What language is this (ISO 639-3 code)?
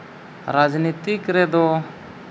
sat